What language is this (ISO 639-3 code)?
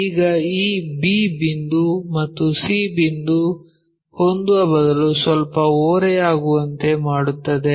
kan